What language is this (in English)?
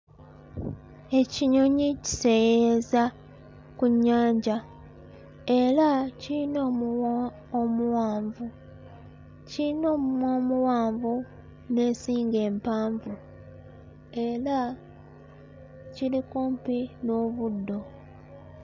Ganda